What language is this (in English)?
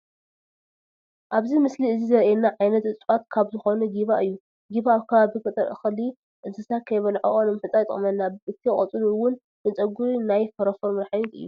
Tigrinya